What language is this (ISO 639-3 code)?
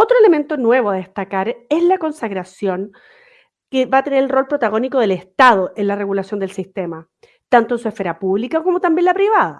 spa